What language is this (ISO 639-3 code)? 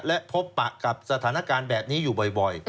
tha